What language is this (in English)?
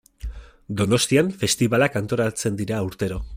Basque